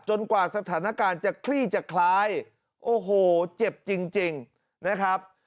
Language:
Thai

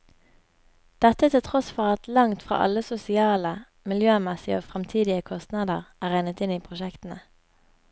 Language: Norwegian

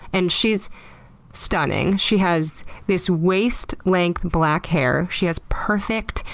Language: English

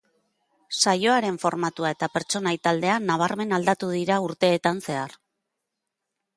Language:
Basque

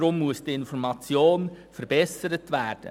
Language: Swiss German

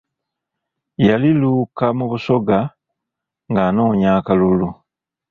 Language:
Ganda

